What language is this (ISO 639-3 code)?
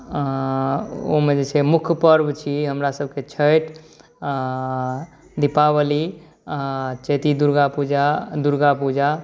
mai